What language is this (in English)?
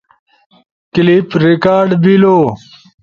Ushojo